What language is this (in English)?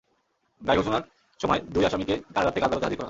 Bangla